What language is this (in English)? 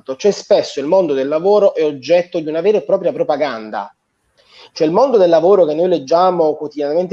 Italian